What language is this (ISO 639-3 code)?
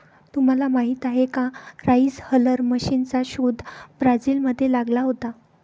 mar